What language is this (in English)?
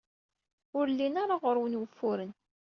Kabyle